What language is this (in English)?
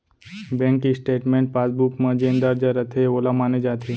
Chhattisgarhi